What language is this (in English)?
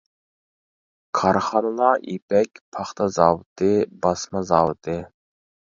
Uyghur